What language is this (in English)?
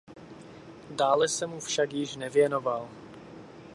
Czech